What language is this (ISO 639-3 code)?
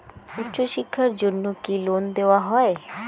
ben